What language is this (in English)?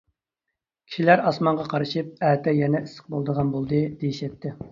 Uyghur